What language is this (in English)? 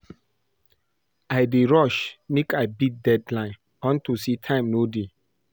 Nigerian Pidgin